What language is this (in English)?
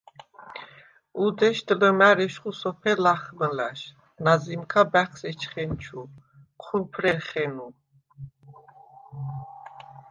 Svan